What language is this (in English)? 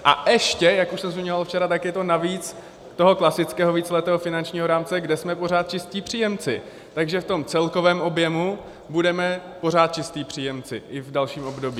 Czech